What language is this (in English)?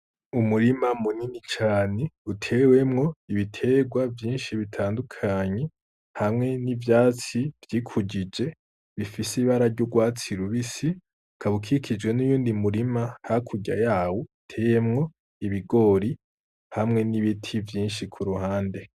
Rundi